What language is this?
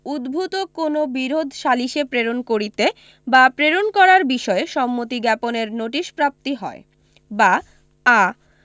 Bangla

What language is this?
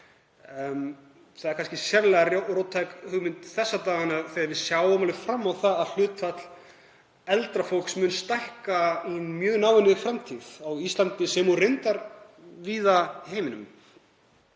Icelandic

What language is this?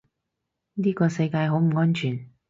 Cantonese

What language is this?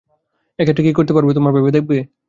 Bangla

